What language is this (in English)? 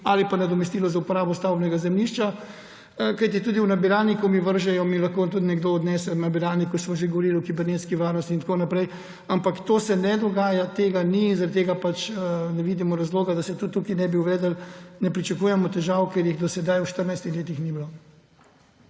Slovenian